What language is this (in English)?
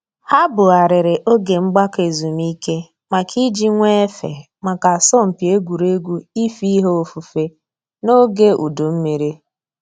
Igbo